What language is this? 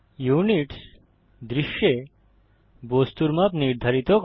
Bangla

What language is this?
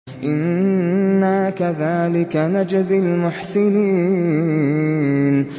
Arabic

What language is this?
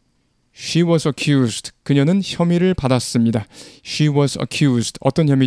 Korean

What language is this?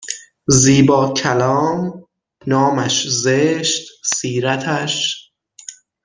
Persian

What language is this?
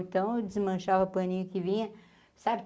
Portuguese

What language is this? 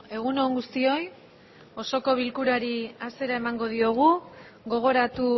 Basque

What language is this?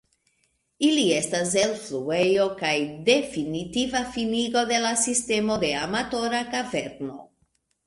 Esperanto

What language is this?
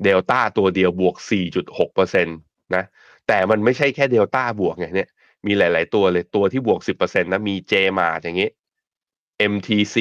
Thai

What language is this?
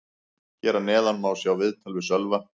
Icelandic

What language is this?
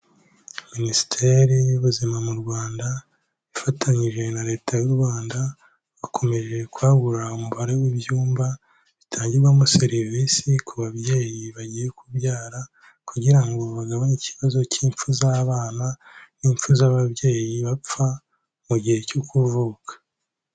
Kinyarwanda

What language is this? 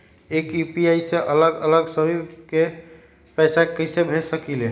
Magahi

